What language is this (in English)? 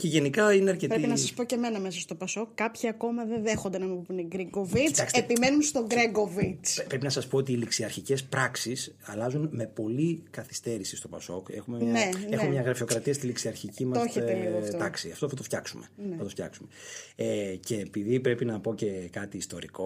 Greek